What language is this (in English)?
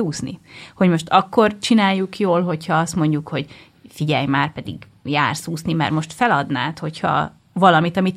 Hungarian